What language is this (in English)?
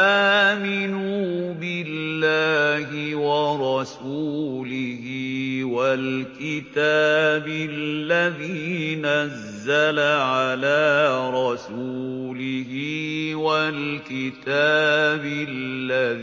Arabic